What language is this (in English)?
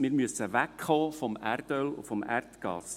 Swiss German